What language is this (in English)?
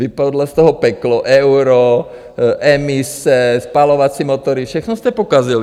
Czech